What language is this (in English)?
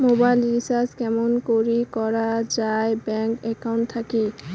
Bangla